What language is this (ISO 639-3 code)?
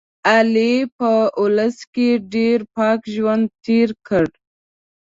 pus